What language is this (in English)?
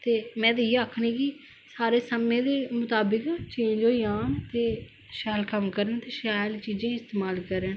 Dogri